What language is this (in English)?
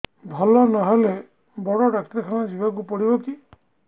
Odia